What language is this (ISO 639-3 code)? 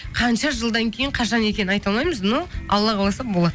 kaz